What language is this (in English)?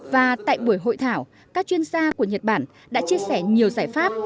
Vietnamese